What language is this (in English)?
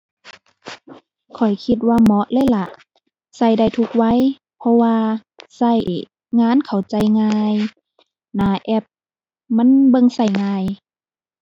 Thai